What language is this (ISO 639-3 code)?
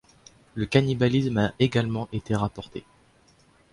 fra